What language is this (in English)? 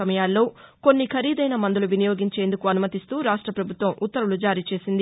Telugu